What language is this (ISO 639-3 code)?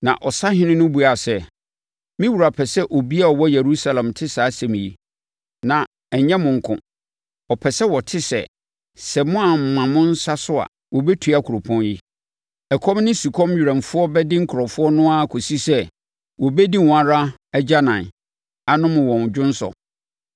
aka